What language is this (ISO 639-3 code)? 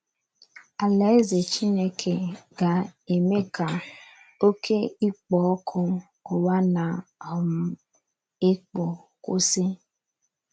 ibo